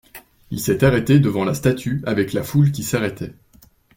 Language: French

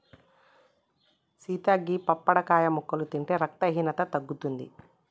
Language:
Telugu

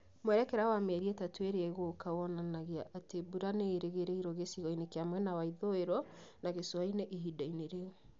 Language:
Kikuyu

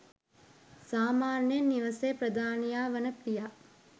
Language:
Sinhala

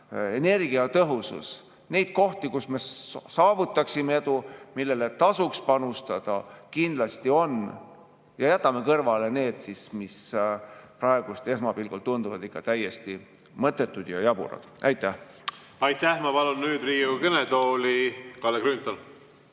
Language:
Estonian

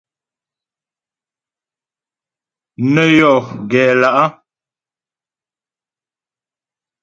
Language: Ghomala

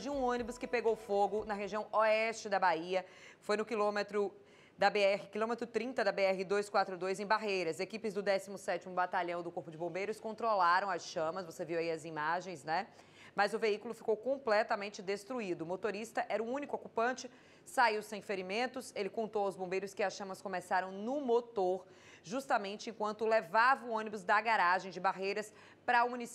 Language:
Portuguese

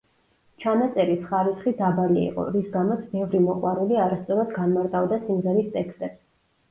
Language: Georgian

